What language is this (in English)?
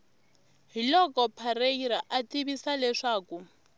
Tsonga